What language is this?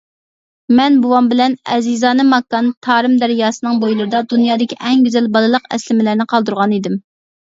Uyghur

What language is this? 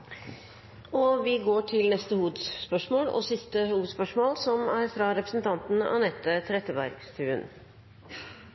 Norwegian Nynorsk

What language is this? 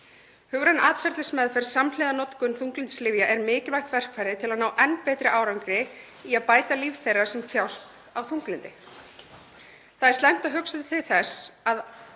Icelandic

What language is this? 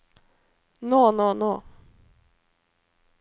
Norwegian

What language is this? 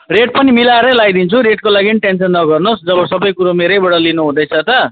Nepali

